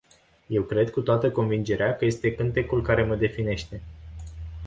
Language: Romanian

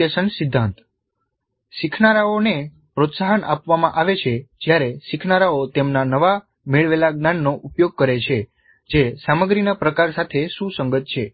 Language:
Gujarati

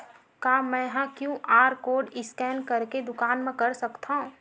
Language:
Chhattisgarhi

